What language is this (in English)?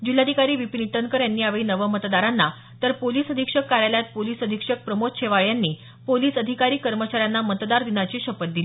Marathi